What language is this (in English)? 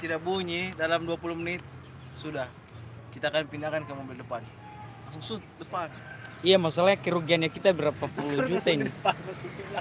Indonesian